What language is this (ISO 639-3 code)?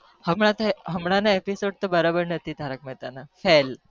guj